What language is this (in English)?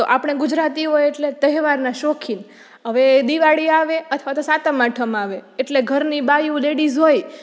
Gujarati